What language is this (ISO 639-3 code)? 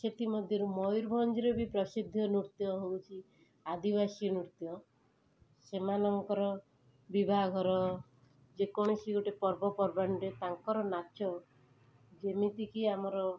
ori